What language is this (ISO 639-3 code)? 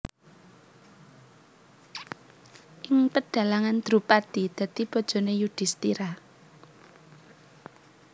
jav